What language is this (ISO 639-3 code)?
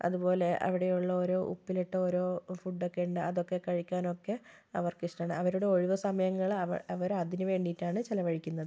mal